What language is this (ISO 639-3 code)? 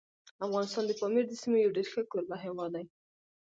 pus